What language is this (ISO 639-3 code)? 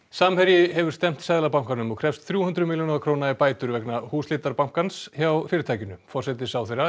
isl